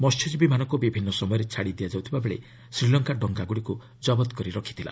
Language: Odia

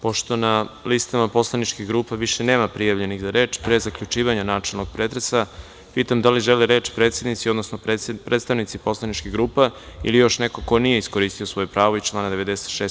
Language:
Serbian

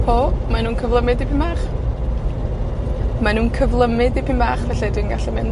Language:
Welsh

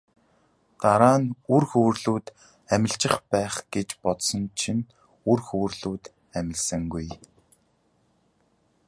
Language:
Mongolian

